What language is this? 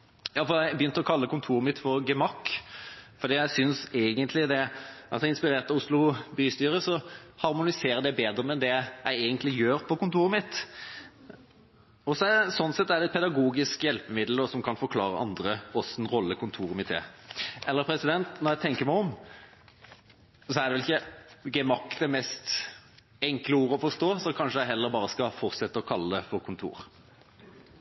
Norwegian Bokmål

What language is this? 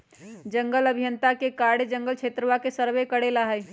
Magahi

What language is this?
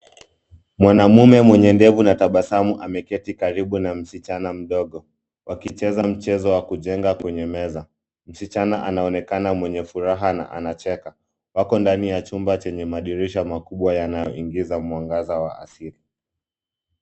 Swahili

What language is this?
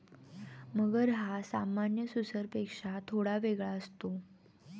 Marathi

